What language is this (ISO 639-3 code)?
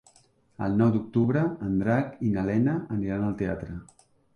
cat